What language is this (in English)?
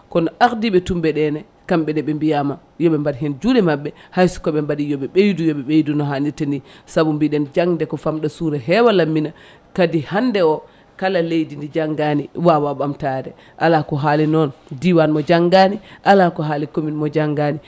Fula